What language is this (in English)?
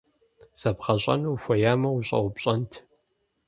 Kabardian